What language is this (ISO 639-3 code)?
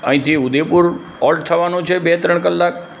guj